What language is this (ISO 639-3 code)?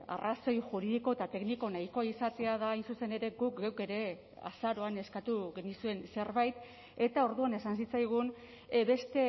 eus